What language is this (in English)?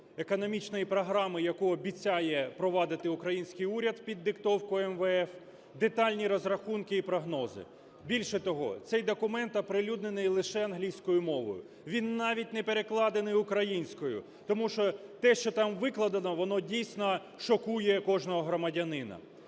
Ukrainian